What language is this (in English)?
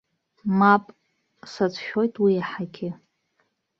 Abkhazian